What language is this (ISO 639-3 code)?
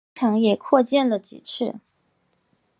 zho